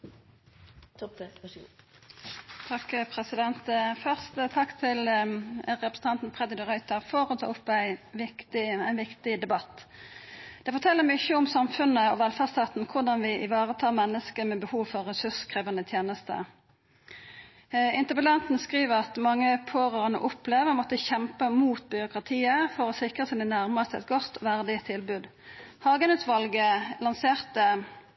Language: Norwegian Nynorsk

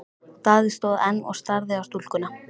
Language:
Icelandic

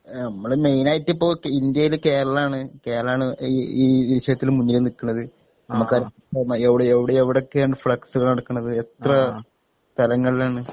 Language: Malayalam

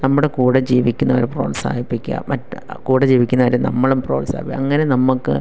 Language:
Malayalam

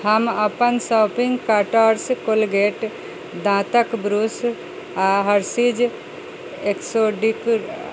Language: Maithili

